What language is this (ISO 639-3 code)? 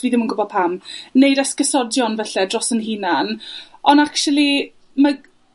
cym